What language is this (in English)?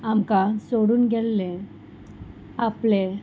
Konkani